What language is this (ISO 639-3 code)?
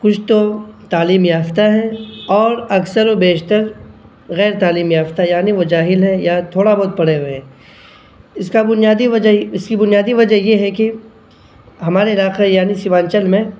urd